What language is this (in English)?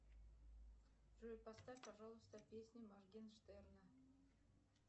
Russian